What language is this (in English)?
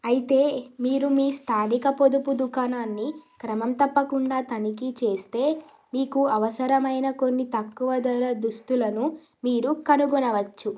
Telugu